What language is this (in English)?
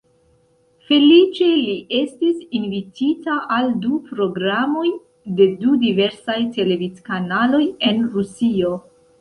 Esperanto